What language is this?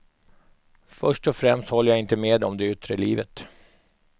Swedish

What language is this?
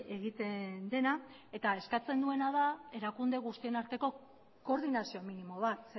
Basque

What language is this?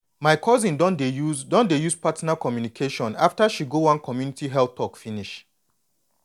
Nigerian Pidgin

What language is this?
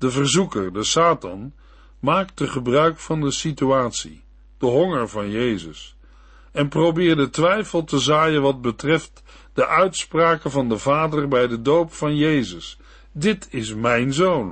Dutch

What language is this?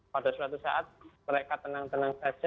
Indonesian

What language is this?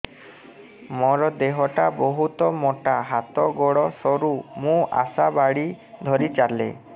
Odia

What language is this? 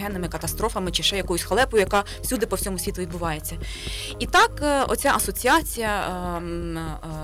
Ukrainian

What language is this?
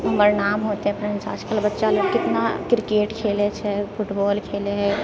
Maithili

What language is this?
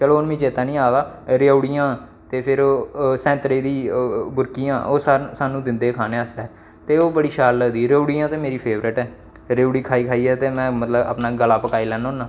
Dogri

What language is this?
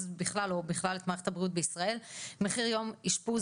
Hebrew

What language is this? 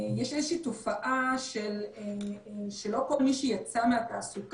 Hebrew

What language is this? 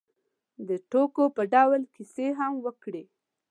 Pashto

